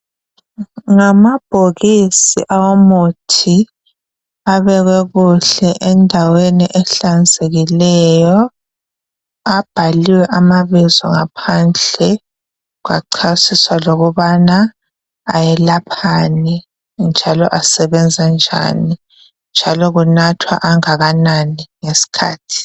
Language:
North Ndebele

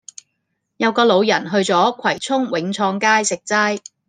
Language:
Cantonese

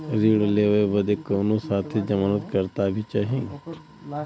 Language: Bhojpuri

